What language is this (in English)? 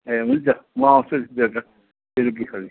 Nepali